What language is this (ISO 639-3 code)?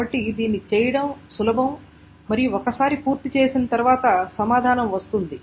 tel